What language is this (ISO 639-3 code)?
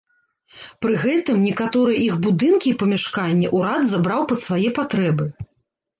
bel